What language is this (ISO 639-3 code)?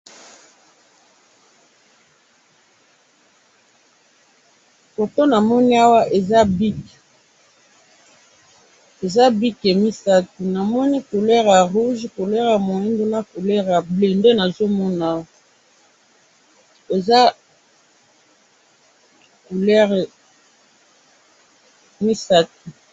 lin